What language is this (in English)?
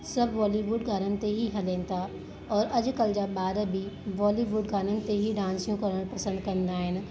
Sindhi